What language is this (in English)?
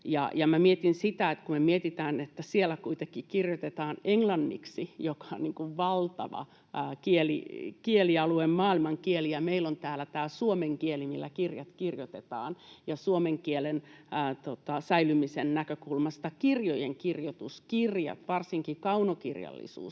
Finnish